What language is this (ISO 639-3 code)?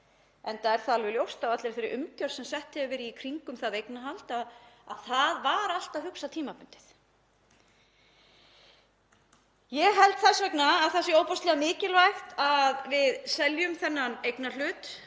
isl